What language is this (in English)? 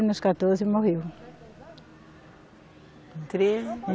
Portuguese